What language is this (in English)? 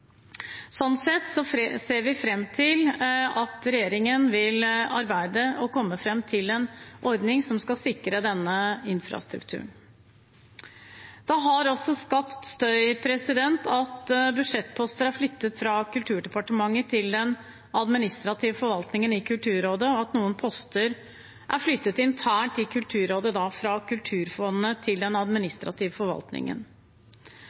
Norwegian Bokmål